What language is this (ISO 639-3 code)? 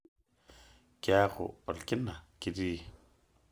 mas